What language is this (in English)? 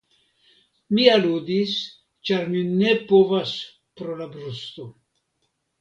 Esperanto